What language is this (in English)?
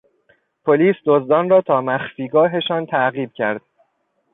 Persian